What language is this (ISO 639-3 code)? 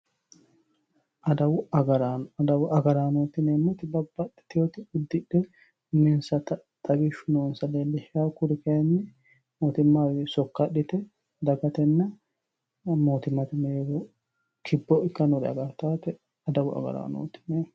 sid